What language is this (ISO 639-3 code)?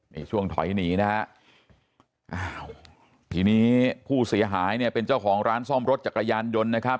tha